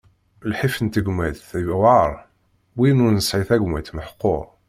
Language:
Kabyle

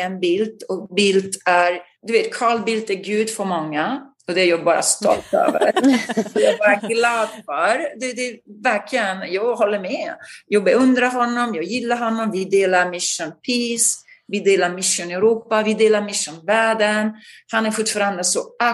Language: Swedish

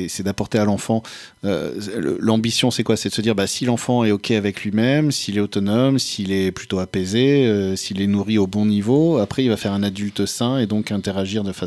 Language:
French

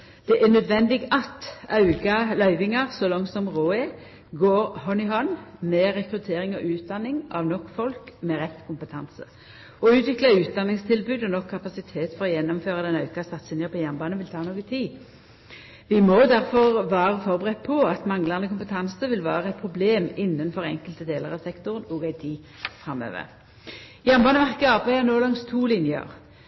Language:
Norwegian Nynorsk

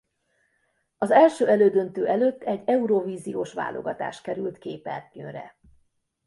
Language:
Hungarian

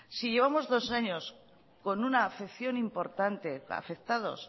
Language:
Spanish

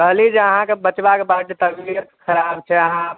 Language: Maithili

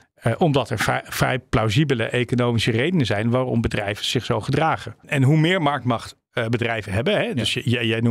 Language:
Dutch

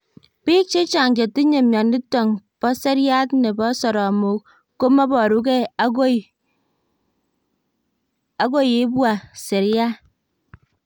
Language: Kalenjin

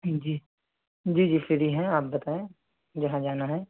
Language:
Urdu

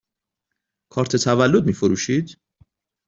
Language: Persian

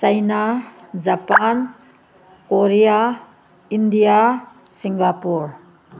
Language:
Manipuri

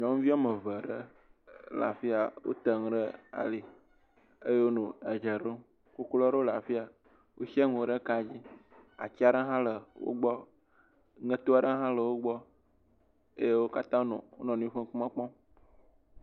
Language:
Ewe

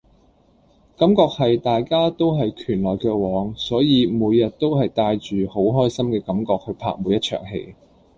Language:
Cantonese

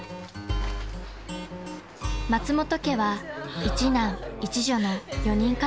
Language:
Japanese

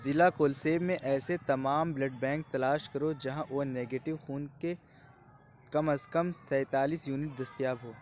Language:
Urdu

